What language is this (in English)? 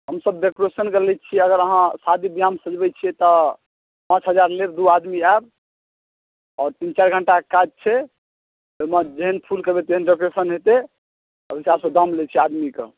Maithili